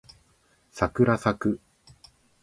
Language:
Japanese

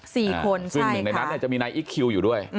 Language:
Thai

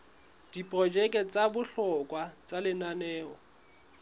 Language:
Southern Sotho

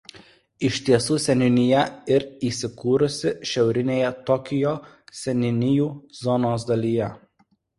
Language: Lithuanian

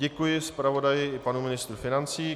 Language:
Czech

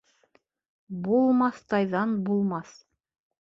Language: Bashkir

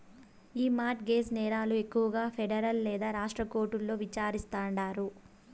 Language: Telugu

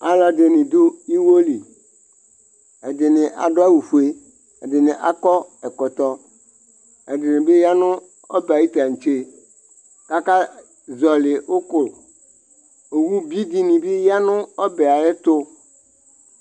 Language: Ikposo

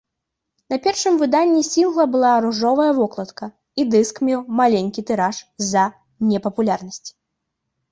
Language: Belarusian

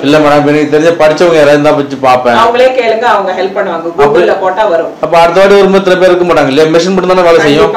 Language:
Romanian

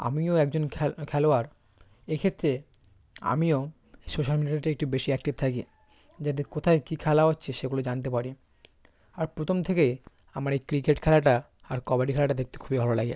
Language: Bangla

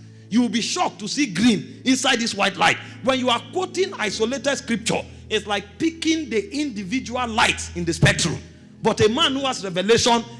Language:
English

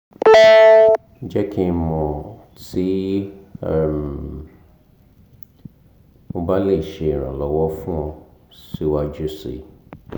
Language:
Yoruba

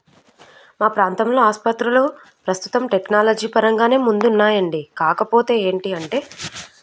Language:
Telugu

